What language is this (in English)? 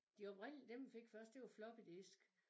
Danish